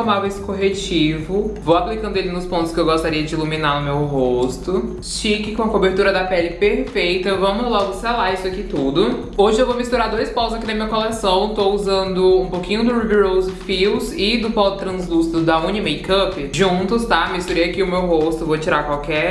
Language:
Portuguese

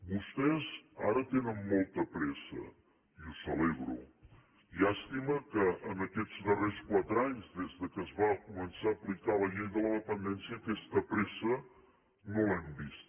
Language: Catalan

